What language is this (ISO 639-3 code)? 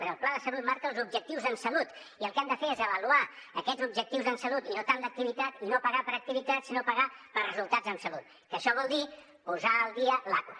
cat